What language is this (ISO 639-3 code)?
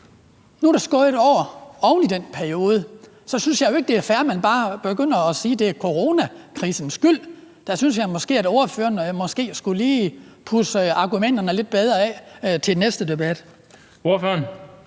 dan